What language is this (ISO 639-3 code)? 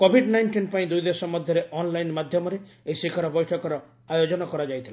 ori